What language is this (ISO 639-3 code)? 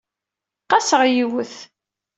kab